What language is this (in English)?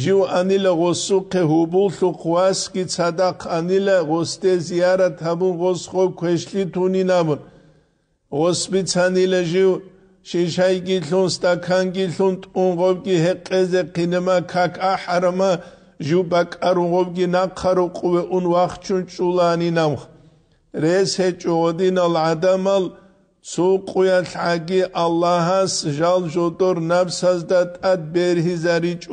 Arabic